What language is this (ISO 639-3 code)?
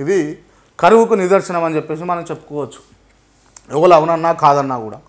tel